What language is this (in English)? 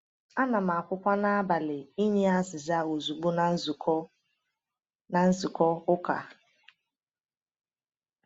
Igbo